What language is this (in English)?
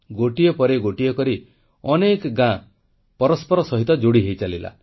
Odia